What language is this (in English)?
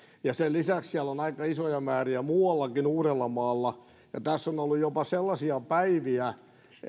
Finnish